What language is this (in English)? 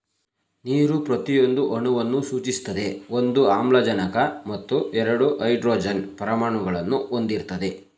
Kannada